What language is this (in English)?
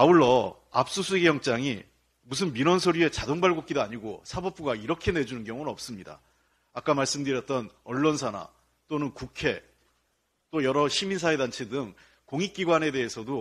Korean